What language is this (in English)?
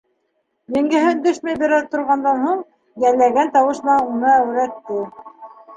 Bashkir